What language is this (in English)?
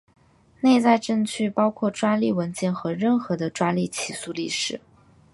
Chinese